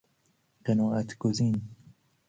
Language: Persian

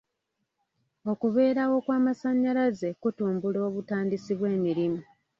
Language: Ganda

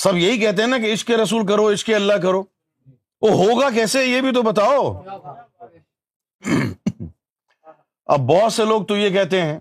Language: Urdu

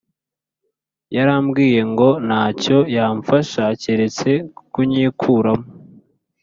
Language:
Kinyarwanda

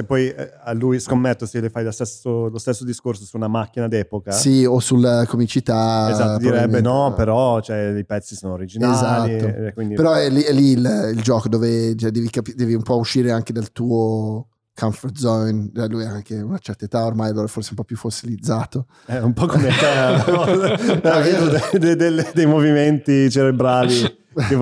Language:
Italian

